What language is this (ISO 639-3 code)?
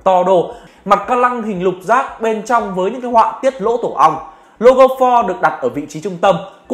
vie